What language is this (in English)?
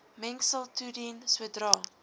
Afrikaans